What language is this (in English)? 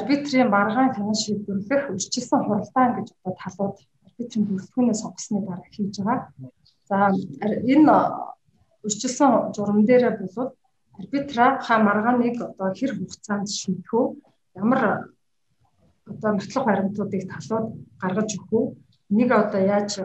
Russian